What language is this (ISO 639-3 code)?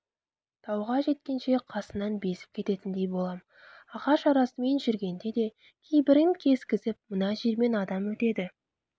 kaz